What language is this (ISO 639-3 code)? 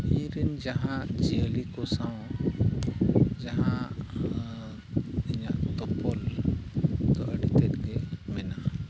sat